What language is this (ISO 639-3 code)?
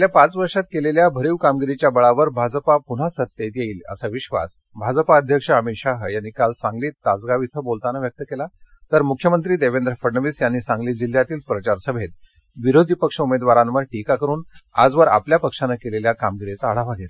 mar